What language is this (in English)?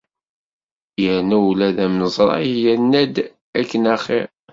Kabyle